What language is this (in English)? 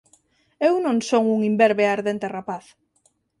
Galician